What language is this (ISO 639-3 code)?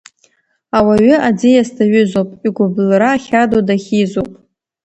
abk